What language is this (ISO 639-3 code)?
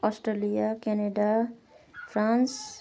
nep